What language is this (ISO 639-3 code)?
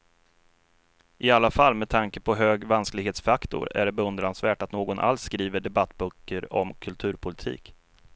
swe